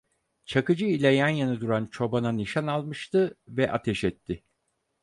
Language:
Turkish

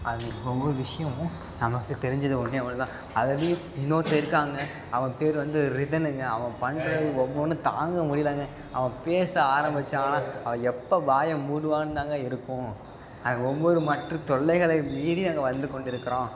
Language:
Tamil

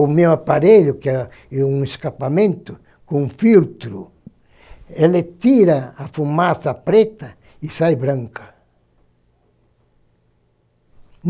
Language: Portuguese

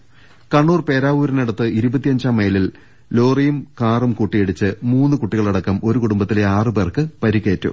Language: Malayalam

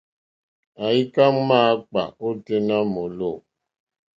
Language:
Mokpwe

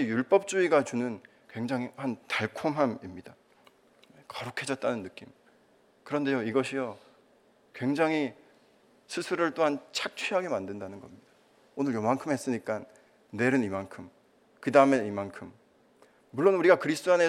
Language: Korean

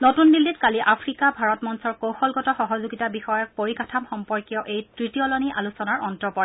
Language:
Assamese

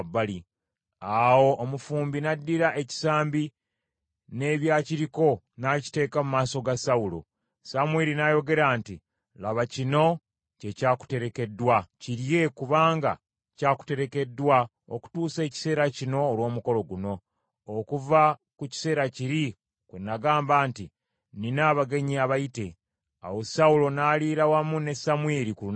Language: Ganda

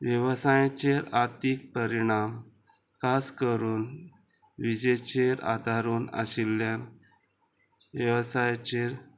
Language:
Konkani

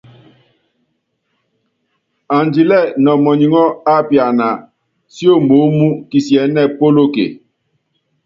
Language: Yangben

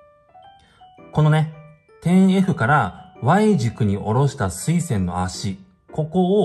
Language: Japanese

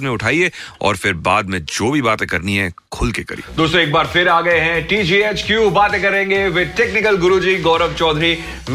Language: Hindi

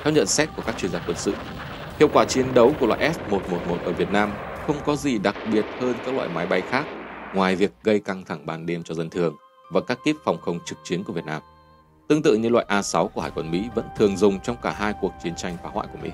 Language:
Vietnamese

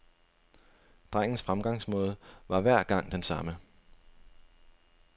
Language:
Danish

